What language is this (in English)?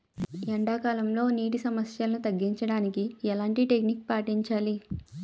Telugu